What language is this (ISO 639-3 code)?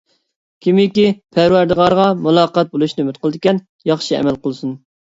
uig